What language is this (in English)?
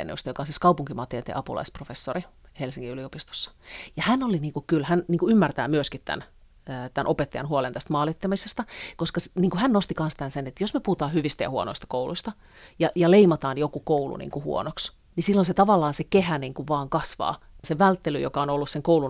Finnish